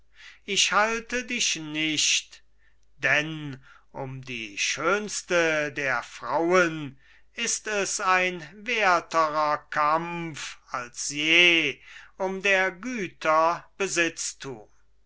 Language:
German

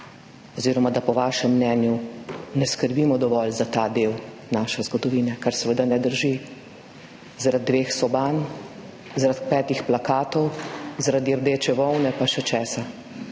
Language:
Slovenian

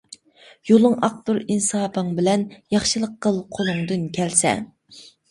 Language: Uyghur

